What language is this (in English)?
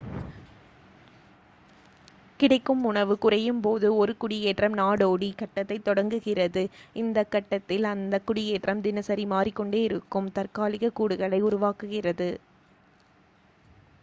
Tamil